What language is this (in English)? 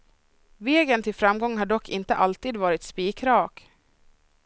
Swedish